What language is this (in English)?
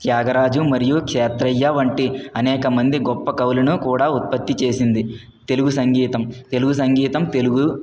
Telugu